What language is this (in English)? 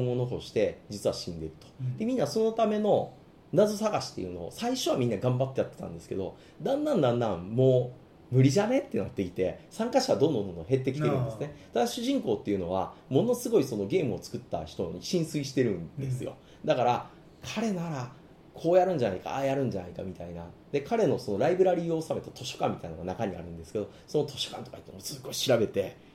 Japanese